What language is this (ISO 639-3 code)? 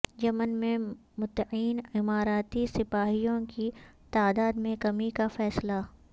urd